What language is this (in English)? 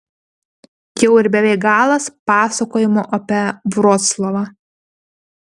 Lithuanian